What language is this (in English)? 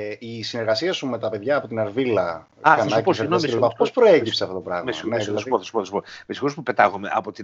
Greek